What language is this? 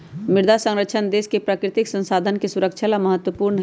Magahi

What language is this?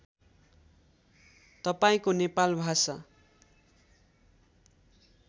Nepali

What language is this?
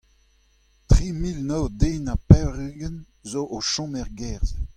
Breton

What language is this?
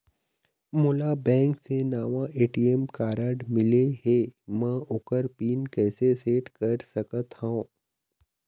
Chhattisgarhi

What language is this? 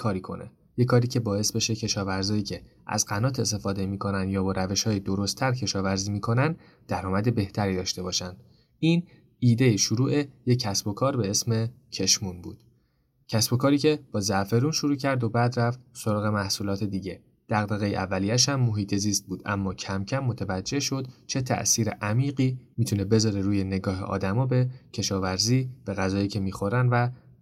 Persian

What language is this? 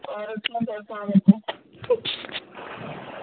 Kashmiri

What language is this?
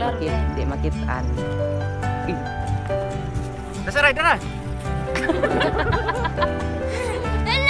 Indonesian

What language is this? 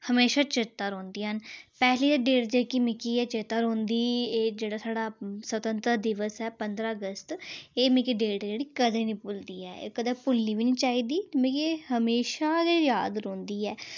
Dogri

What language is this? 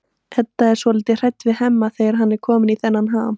Icelandic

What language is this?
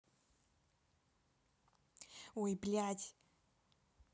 Russian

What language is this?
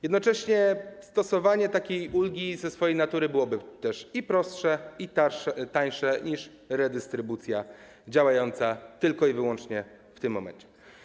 Polish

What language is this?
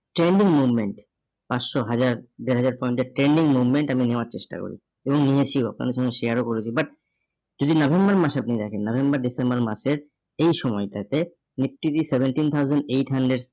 Bangla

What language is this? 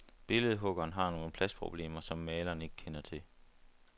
Danish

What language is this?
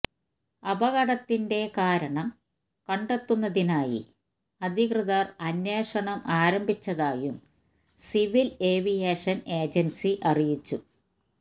Malayalam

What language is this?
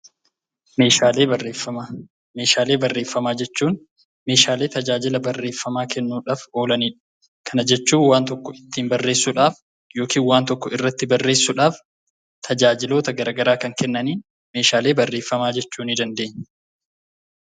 Oromo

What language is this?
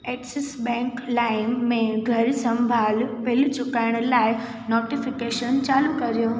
Sindhi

